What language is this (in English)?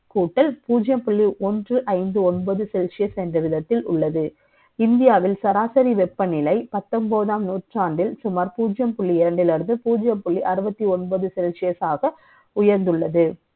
Tamil